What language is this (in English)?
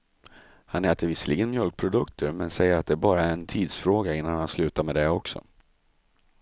Swedish